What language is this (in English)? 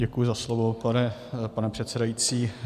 Czech